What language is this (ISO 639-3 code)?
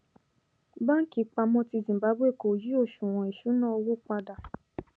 yor